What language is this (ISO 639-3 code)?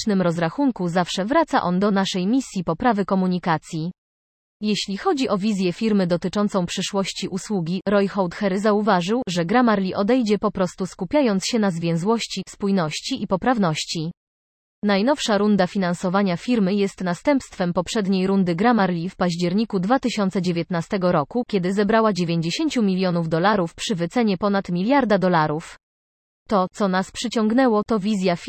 pol